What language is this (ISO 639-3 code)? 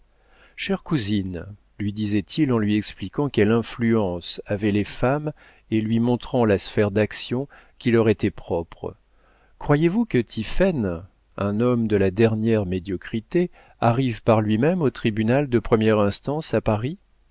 fra